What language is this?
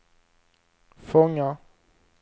Swedish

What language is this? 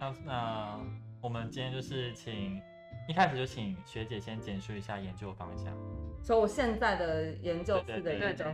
Chinese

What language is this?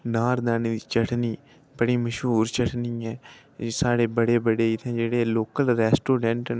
Dogri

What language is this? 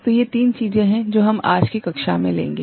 Hindi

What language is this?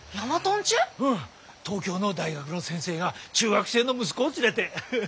Japanese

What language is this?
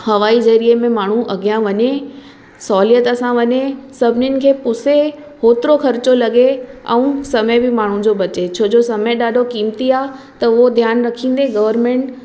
Sindhi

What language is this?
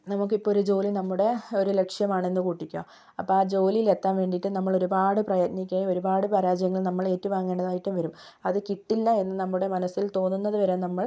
Malayalam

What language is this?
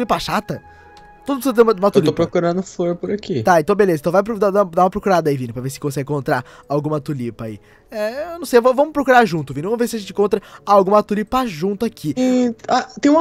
Portuguese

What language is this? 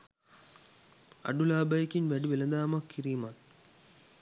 Sinhala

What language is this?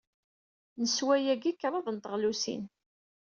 Kabyle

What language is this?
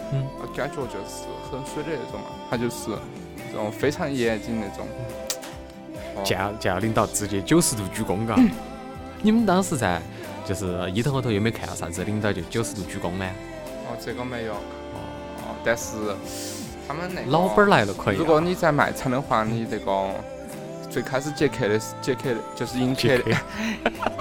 Chinese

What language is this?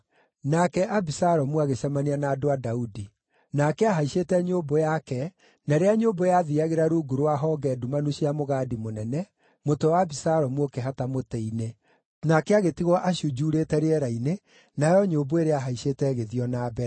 Kikuyu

